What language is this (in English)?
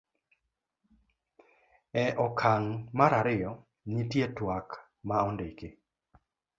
Luo (Kenya and Tanzania)